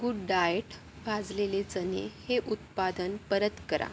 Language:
Marathi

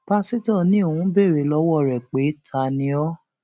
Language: Yoruba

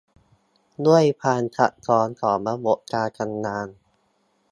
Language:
Thai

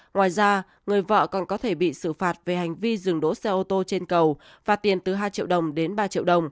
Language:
Vietnamese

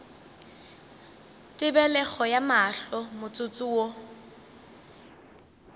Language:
Northern Sotho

